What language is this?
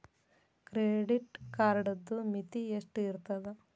Kannada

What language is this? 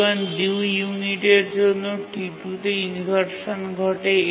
Bangla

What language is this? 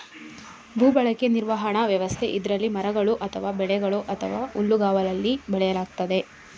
Kannada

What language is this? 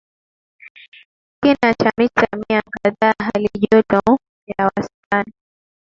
Swahili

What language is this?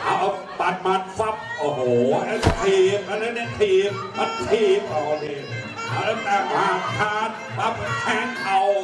Thai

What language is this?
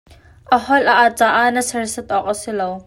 Hakha Chin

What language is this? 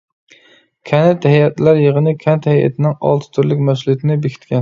Uyghur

